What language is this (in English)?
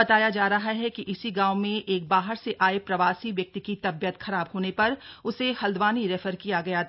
Hindi